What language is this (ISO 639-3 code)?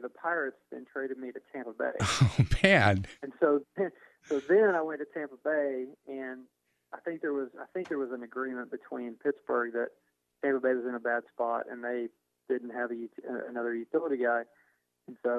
eng